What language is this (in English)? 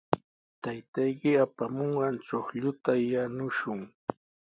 Sihuas Ancash Quechua